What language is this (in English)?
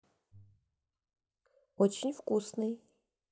Russian